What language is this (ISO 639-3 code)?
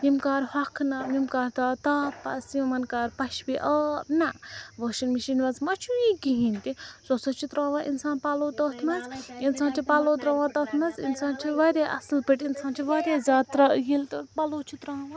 kas